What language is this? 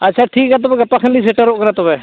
Santali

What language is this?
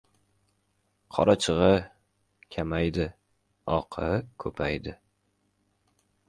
Uzbek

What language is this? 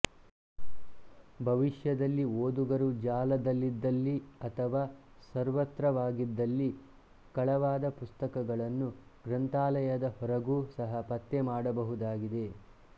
Kannada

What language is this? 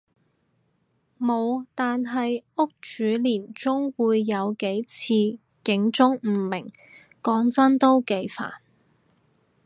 Cantonese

